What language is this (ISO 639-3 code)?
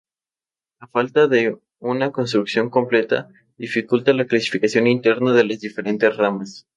spa